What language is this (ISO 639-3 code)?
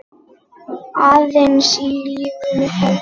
isl